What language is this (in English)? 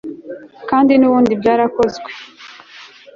Kinyarwanda